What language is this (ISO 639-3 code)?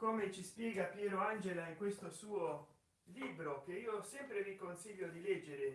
ita